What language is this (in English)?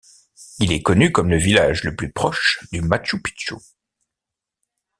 French